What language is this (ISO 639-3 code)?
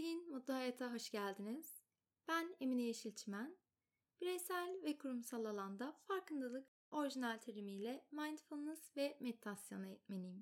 tur